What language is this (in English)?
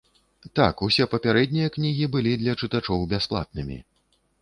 Belarusian